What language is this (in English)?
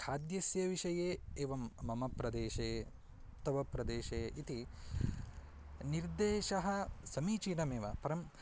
Sanskrit